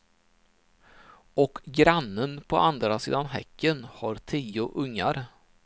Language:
Swedish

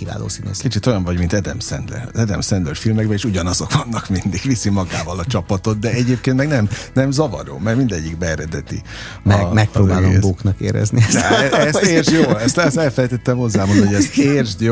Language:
Hungarian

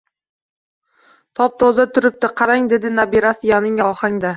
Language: Uzbek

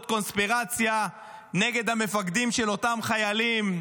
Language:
Hebrew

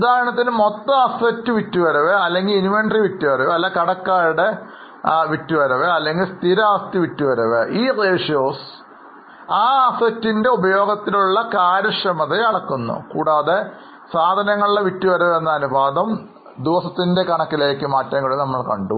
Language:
Malayalam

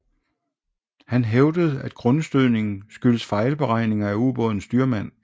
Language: Danish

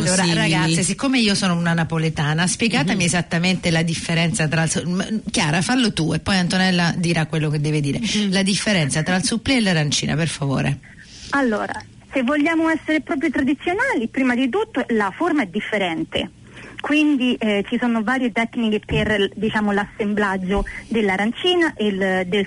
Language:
Italian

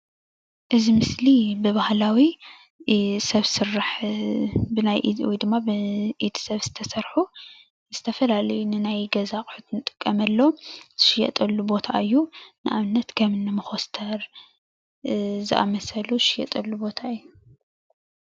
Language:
Tigrinya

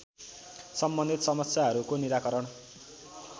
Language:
Nepali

